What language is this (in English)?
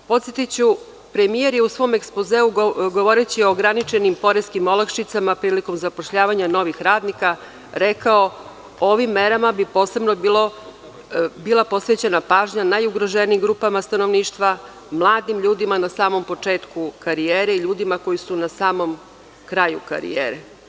Serbian